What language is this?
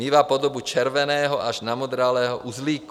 Czech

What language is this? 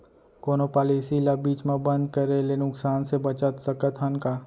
Chhattisgarhi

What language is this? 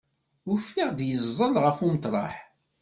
Kabyle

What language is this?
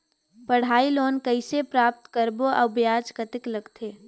Chhattisgarhi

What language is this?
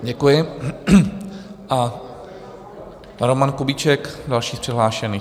Czech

